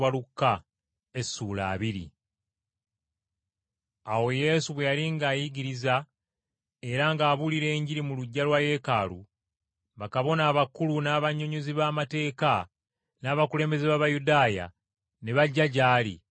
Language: Ganda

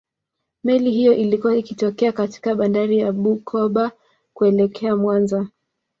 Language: Swahili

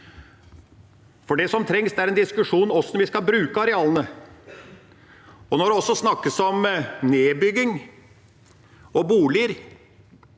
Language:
Norwegian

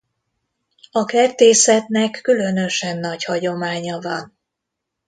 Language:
Hungarian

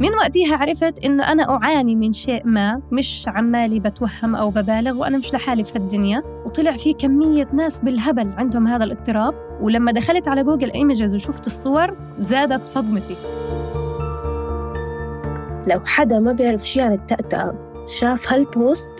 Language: Arabic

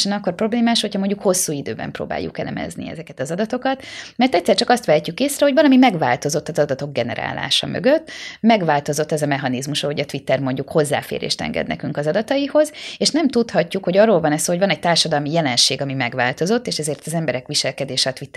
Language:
Hungarian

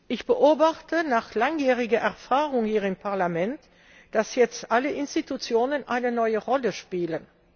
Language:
German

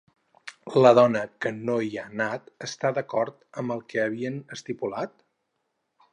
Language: Catalan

